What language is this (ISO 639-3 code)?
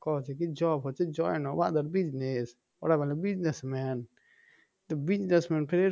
ben